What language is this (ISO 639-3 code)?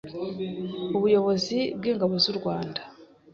kin